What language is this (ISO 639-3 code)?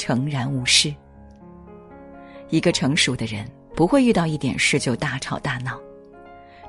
zho